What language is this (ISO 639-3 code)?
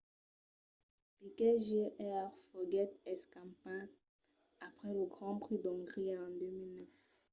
oci